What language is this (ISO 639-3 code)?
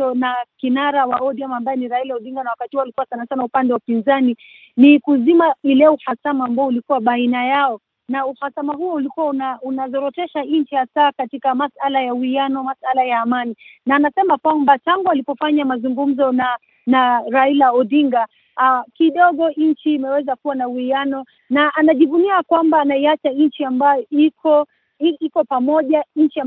swa